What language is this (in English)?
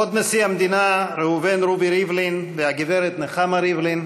Hebrew